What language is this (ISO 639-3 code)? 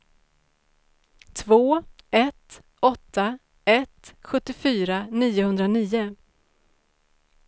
swe